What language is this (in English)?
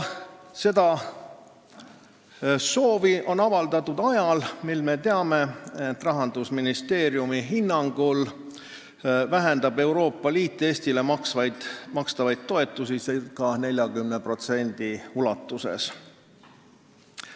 Estonian